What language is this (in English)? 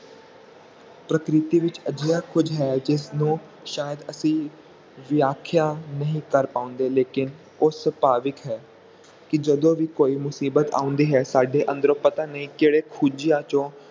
Punjabi